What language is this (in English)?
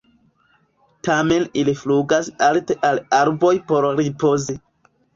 Esperanto